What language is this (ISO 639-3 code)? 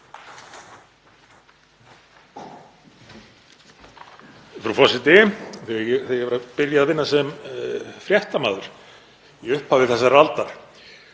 isl